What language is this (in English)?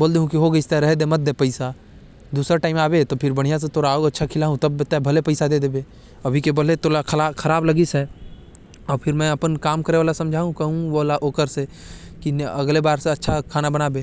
Korwa